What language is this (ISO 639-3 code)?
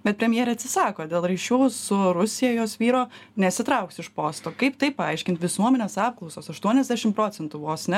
lit